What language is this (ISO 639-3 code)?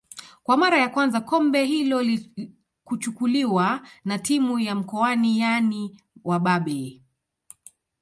swa